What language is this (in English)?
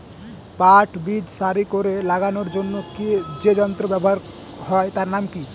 Bangla